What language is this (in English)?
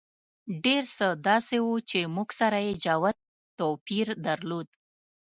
Pashto